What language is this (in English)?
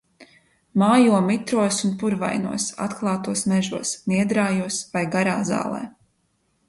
Latvian